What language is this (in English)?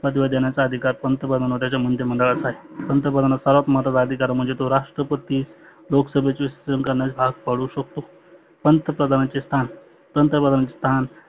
Marathi